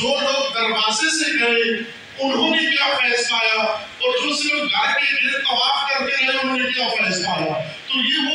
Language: Arabic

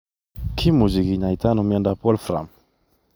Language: Kalenjin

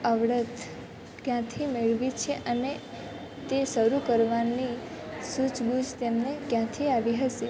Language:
Gujarati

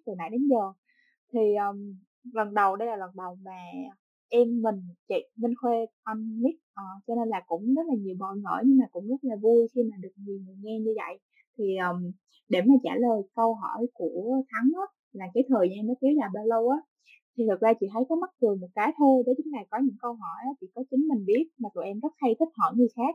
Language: Vietnamese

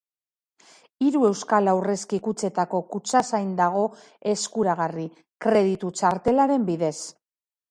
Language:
Basque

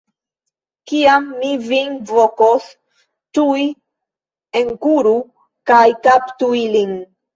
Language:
Esperanto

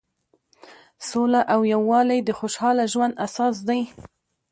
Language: Pashto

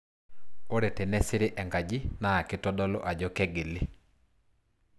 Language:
Masai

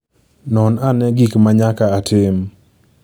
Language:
Luo (Kenya and Tanzania)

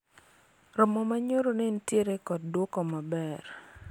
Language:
Luo (Kenya and Tanzania)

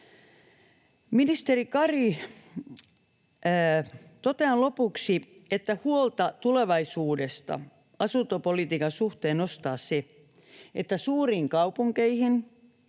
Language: Finnish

